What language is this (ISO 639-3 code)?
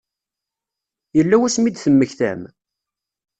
kab